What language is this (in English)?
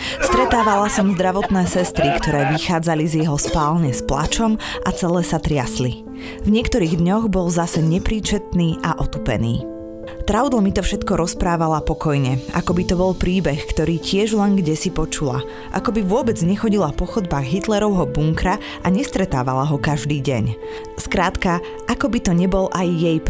Slovak